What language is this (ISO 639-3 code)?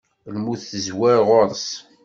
kab